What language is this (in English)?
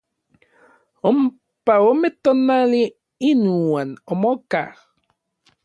Orizaba Nahuatl